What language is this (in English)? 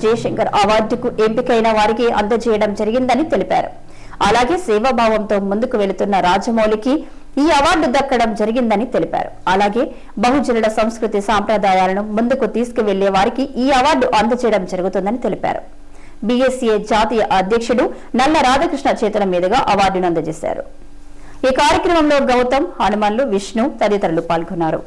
Telugu